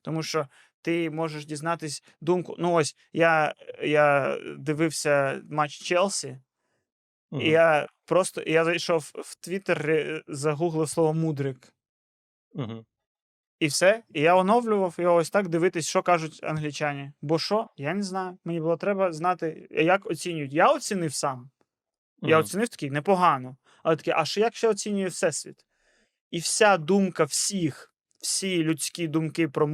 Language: Ukrainian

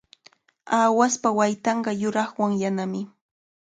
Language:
Cajatambo North Lima Quechua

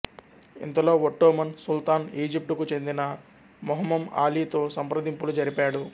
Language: Telugu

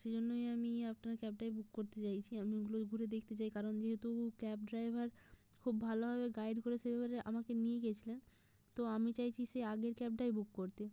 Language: Bangla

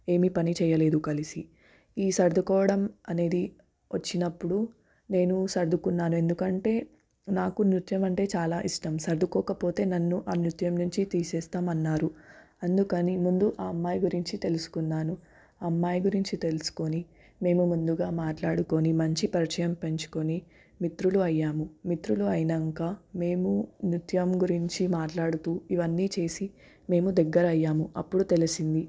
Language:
Telugu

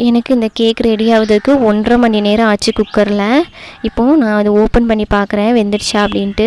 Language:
Indonesian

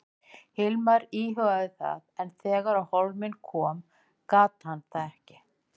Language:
Icelandic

